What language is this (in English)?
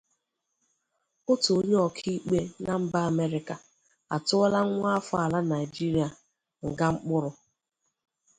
Igbo